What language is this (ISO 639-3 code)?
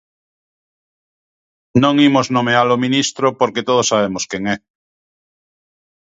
glg